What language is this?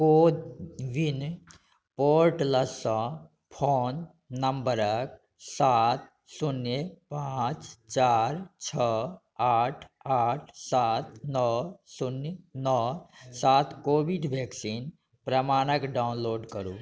Maithili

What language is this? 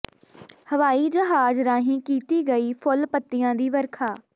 Punjabi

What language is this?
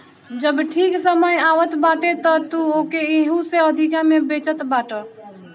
Bhojpuri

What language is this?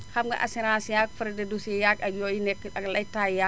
Wolof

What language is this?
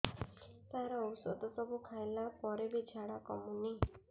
Odia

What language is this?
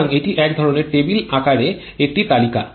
Bangla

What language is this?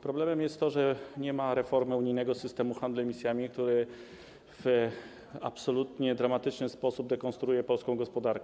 Polish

